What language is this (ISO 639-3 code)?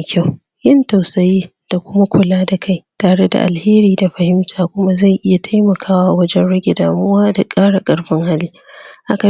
hau